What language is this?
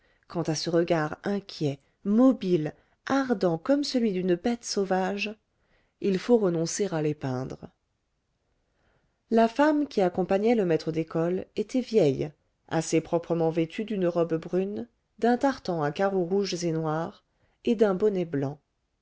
French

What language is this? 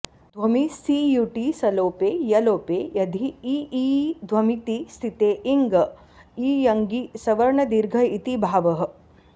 Sanskrit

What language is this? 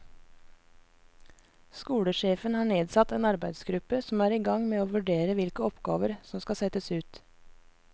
Norwegian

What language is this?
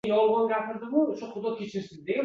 Uzbek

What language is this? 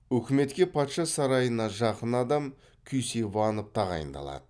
Kazakh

